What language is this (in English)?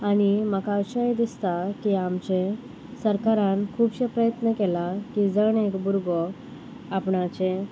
Konkani